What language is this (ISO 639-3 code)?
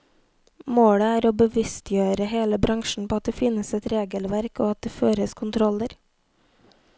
nor